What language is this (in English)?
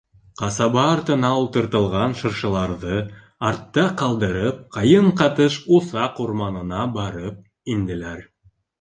Bashkir